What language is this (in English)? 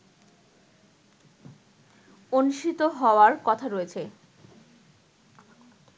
Bangla